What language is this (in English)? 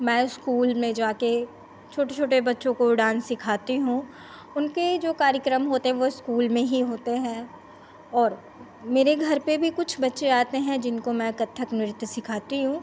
Hindi